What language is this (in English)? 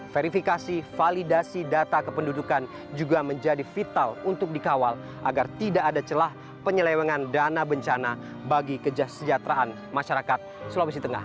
Indonesian